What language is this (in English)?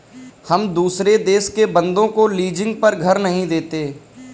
Hindi